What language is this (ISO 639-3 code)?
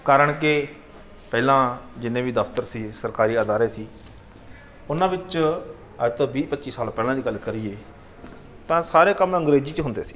pan